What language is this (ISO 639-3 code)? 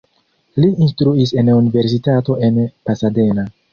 epo